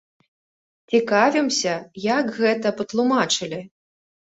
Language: Belarusian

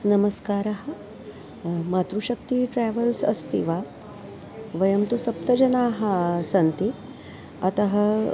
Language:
Sanskrit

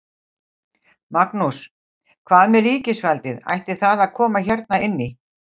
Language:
Icelandic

